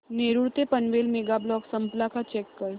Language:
Marathi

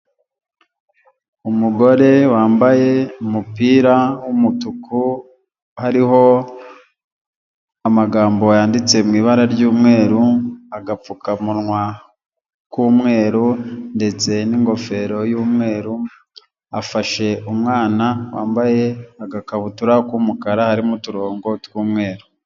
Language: Kinyarwanda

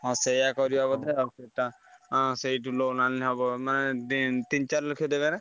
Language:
Odia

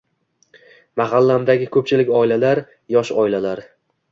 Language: Uzbek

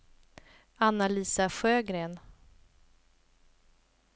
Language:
Swedish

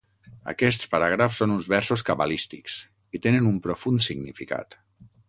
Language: Catalan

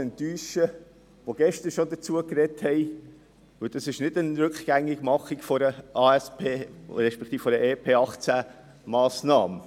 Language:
Swiss German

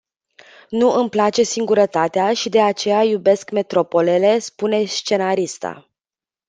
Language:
Romanian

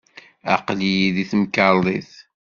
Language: Kabyle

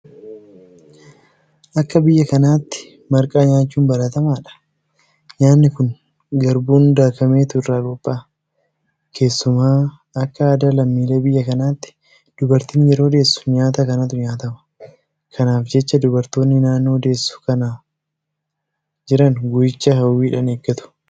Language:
Oromo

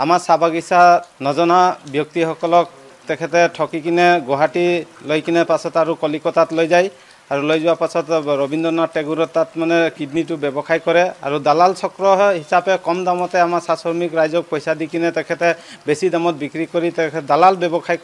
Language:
Hindi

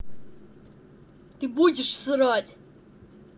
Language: Russian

